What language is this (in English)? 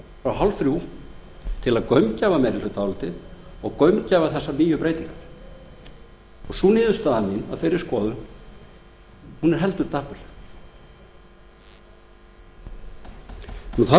Icelandic